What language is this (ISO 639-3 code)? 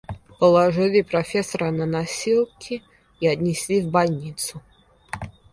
rus